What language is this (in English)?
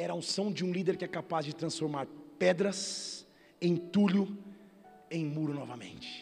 Portuguese